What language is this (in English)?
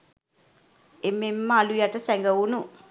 Sinhala